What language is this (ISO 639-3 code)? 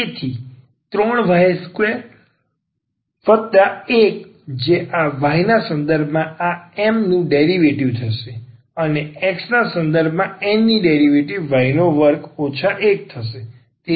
guj